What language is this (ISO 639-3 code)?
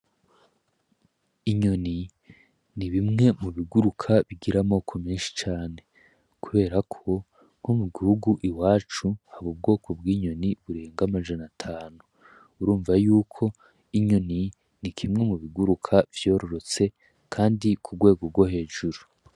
run